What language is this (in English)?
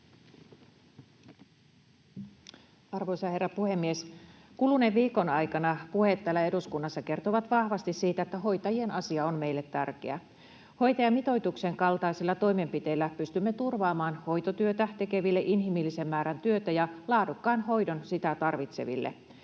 Finnish